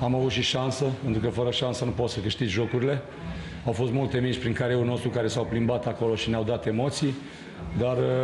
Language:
Romanian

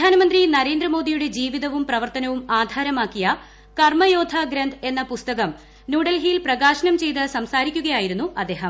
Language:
Malayalam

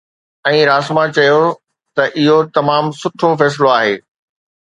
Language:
Sindhi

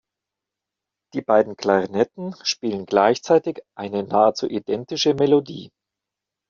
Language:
German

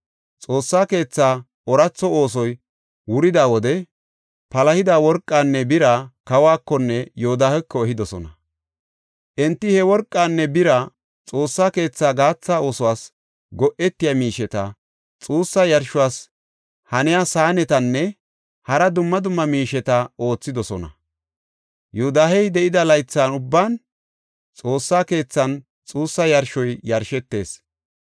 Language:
Gofa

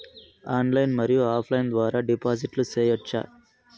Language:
Telugu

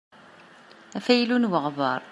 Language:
Kabyle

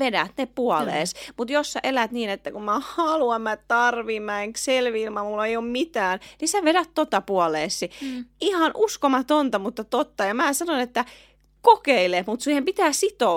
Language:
Finnish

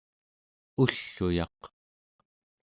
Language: Central Yupik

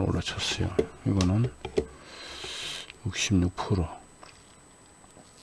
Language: Korean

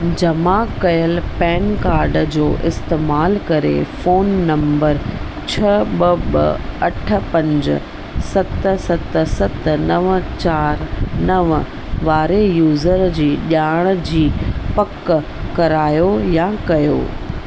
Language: Sindhi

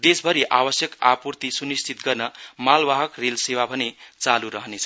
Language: Nepali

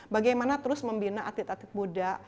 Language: Indonesian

